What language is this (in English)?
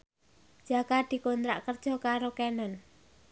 Javanese